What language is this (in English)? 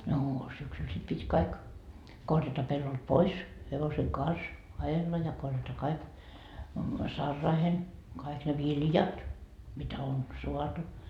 Finnish